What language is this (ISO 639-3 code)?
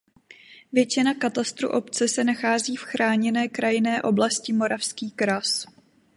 ces